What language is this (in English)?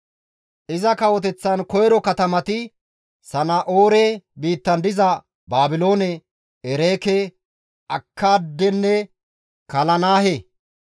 Gamo